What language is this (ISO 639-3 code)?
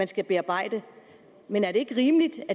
dan